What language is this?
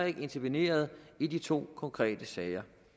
Danish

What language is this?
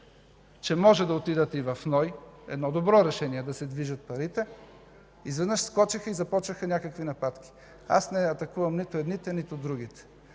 Bulgarian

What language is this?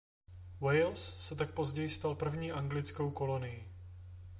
Czech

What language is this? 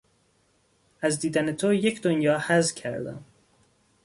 Persian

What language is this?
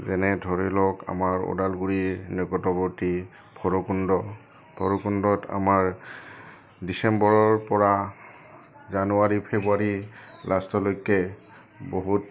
Assamese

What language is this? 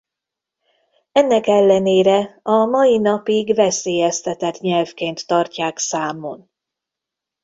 Hungarian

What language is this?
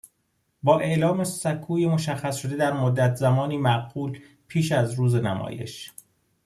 Persian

